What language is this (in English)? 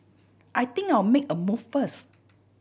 English